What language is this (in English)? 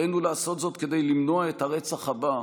Hebrew